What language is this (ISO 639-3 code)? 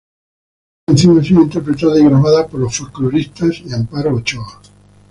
spa